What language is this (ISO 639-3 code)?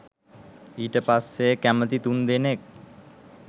sin